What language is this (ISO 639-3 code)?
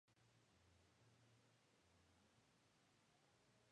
spa